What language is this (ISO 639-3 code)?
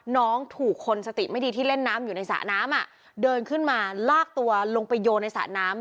tha